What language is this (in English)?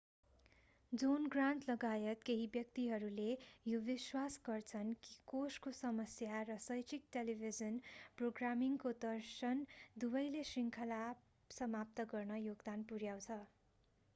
Nepali